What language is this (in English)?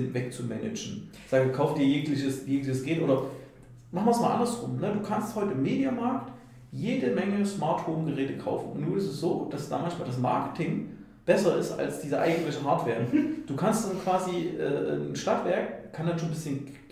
German